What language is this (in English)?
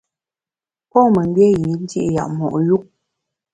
Bamun